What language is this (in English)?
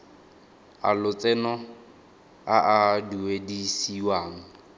Tswana